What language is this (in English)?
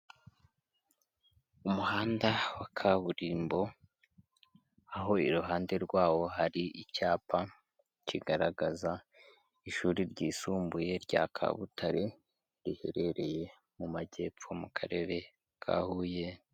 Kinyarwanda